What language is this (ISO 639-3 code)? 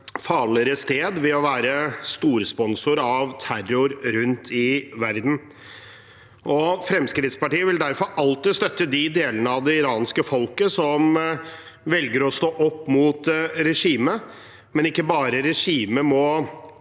nor